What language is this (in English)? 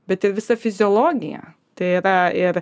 Lithuanian